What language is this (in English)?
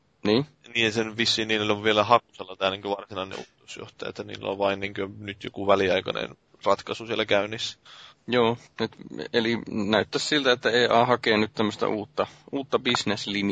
Finnish